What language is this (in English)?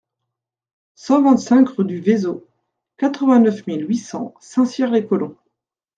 French